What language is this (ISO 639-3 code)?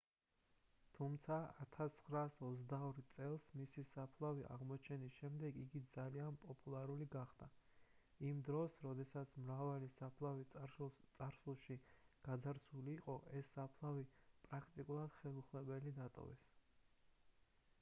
kat